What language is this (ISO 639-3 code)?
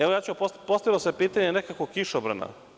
srp